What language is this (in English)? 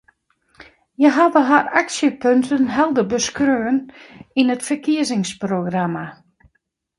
Western Frisian